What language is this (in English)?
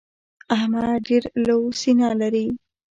Pashto